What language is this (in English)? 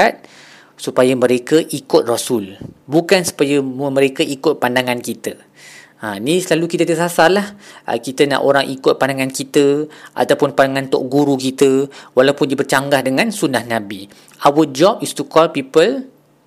Malay